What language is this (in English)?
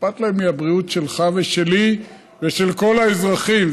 Hebrew